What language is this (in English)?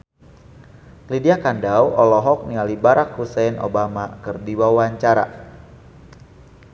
Sundanese